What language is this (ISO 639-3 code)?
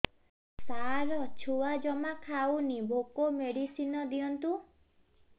ori